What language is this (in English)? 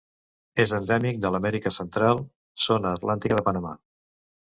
Catalan